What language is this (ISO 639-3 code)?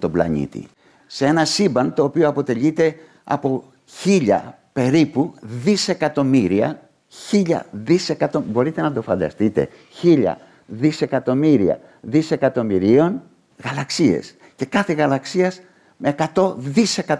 ell